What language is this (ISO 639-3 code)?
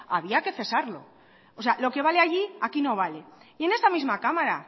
spa